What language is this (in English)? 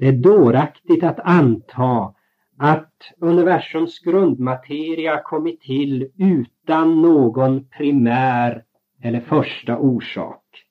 Swedish